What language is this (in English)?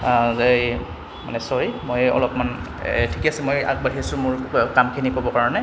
Assamese